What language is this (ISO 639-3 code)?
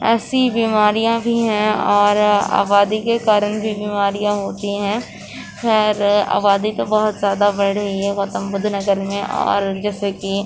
urd